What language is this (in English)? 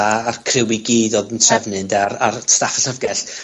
Welsh